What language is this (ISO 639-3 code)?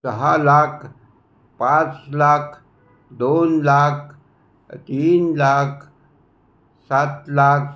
mar